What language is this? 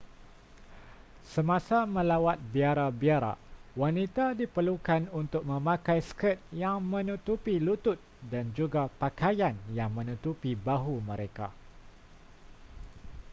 Malay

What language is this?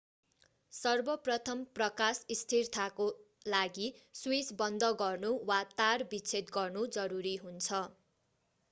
Nepali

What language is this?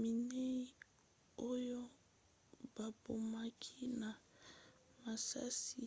Lingala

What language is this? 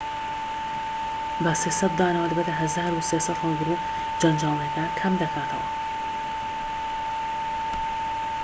Central Kurdish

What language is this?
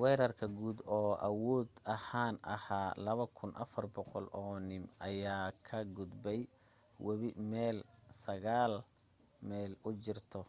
Somali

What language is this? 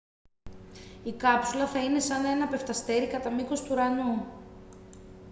Greek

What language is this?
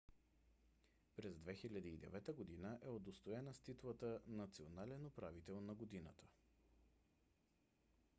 Bulgarian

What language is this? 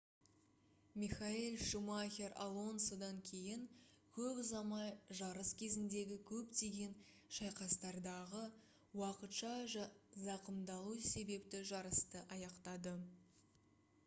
Kazakh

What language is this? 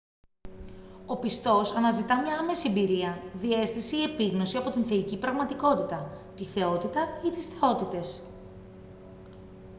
Greek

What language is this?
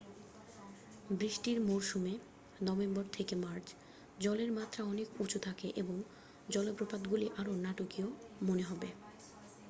Bangla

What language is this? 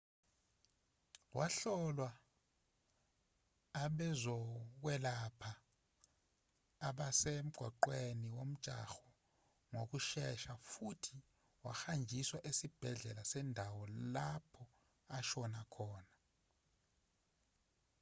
Zulu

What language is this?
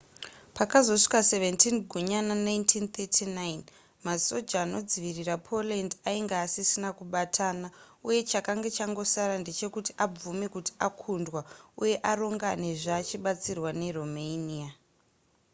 Shona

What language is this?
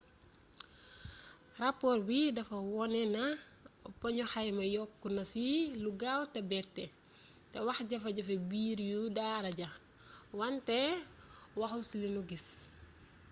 Wolof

